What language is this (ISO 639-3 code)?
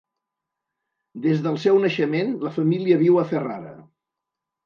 cat